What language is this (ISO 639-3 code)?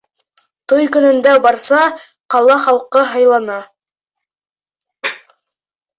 bak